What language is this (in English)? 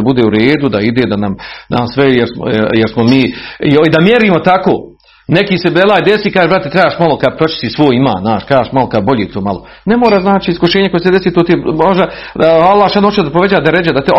Croatian